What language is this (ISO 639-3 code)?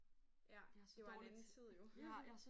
dan